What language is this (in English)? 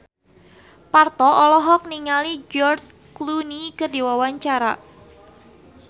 Sundanese